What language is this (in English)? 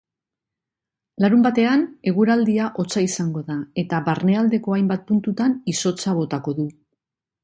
Basque